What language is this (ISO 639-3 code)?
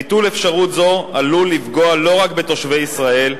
heb